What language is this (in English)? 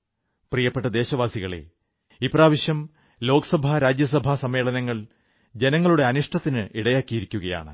Malayalam